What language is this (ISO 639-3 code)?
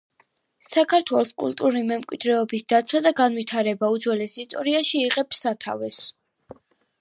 kat